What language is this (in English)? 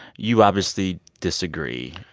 English